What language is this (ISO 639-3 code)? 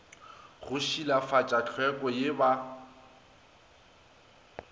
nso